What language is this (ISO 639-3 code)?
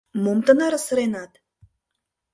chm